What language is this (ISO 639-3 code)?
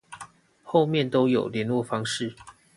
zho